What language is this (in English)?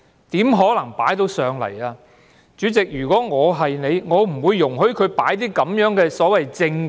Cantonese